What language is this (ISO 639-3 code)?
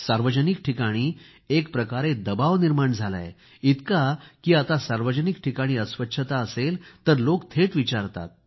mar